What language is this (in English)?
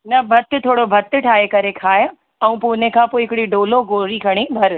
Sindhi